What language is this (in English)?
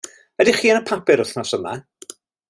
Welsh